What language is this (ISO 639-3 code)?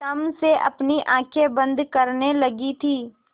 hin